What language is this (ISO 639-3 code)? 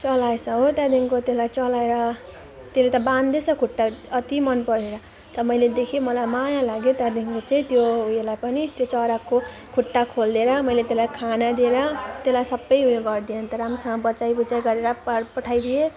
nep